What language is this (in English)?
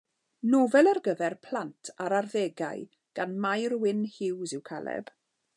Welsh